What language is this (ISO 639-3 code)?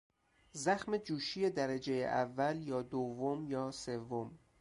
fas